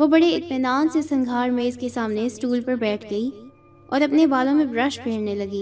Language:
Urdu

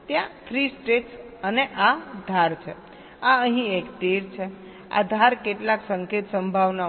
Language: Gujarati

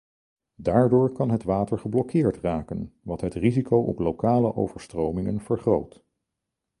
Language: Dutch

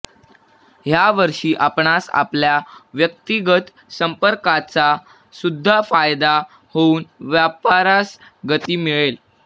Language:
Marathi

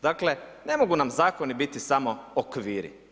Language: Croatian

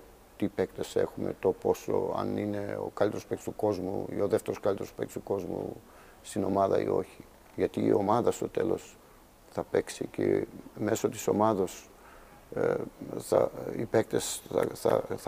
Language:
Greek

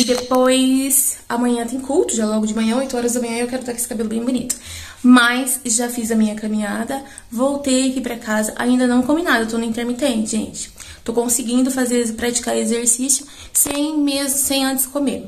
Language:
Portuguese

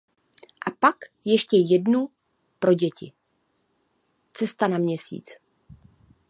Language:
Czech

